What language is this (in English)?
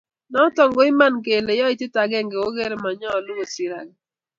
Kalenjin